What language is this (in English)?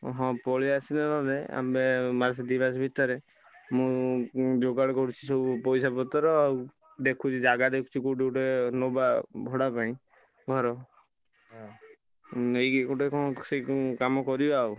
Odia